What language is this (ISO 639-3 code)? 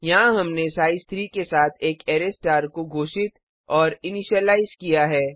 hin